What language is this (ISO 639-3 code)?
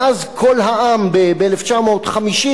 heb